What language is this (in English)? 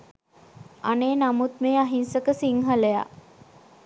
Sinhala